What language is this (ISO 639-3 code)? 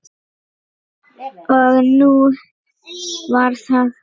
isl